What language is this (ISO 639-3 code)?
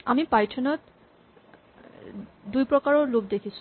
asm